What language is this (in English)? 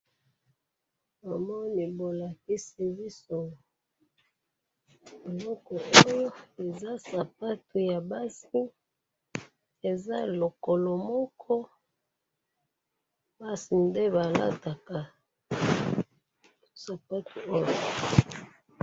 Lingala